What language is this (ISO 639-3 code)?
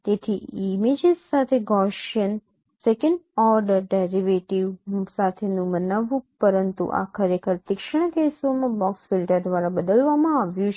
guj